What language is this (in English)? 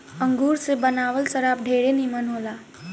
Bhojpuri